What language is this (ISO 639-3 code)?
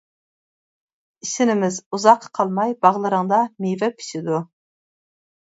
uig